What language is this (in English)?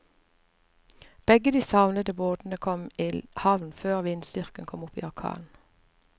Norwegian